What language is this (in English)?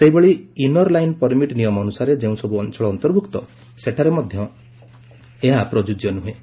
Odia